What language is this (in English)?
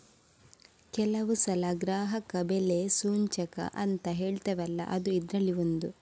Kannada